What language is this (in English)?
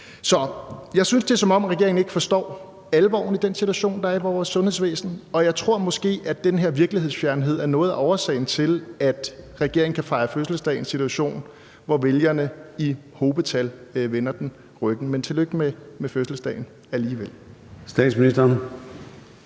Danish